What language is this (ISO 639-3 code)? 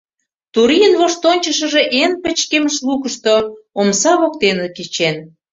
chm